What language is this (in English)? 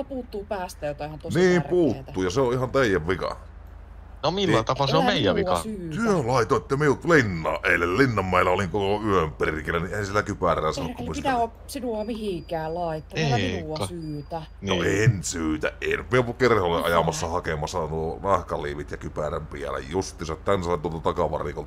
Finnish